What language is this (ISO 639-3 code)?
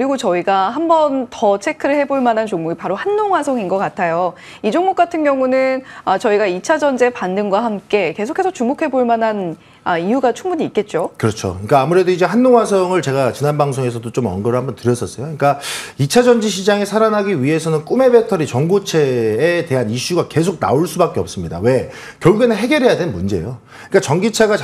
kor